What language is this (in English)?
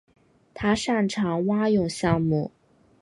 Chinese